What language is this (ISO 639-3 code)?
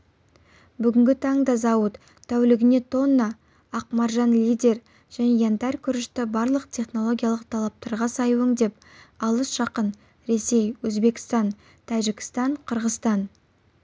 kaz